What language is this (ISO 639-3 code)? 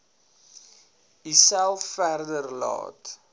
afr